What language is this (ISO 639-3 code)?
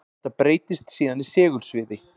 isl